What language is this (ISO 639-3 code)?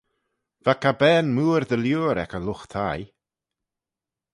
glv